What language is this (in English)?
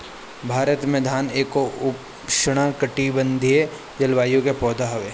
Bhojpuri